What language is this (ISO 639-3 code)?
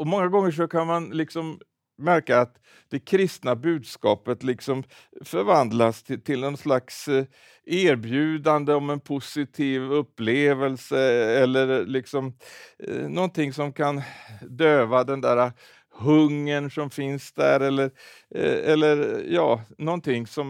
swe